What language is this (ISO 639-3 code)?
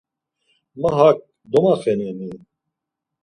lzz